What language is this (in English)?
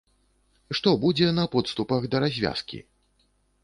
Belarusian